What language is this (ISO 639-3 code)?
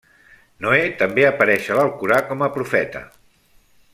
cat